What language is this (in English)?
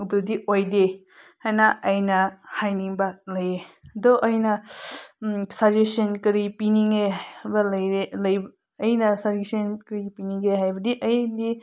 Manipuri